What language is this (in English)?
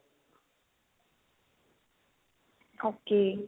Punjabi